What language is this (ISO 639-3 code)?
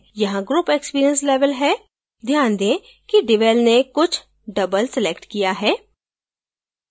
hin